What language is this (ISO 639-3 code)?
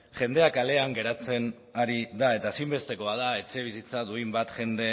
eus